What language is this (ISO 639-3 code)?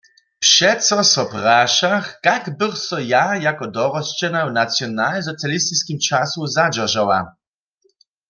hsb